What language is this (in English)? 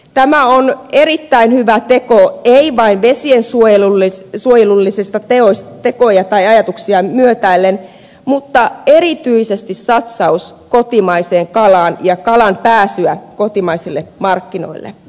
Finnish